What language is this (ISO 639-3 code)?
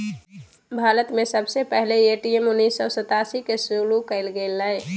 mag